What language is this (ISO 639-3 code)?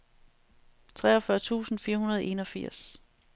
dan